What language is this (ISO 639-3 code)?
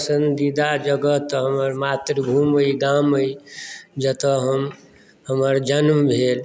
mai